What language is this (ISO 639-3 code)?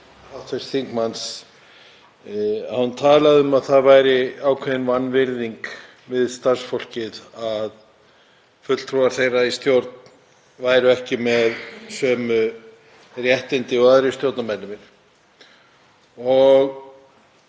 isl